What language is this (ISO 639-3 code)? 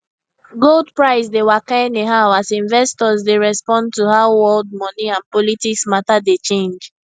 pcm